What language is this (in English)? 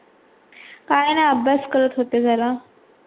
Marathi